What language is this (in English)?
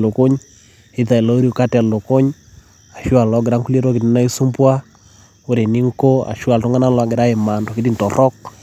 Masai